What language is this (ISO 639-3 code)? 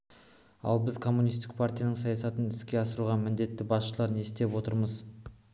kaz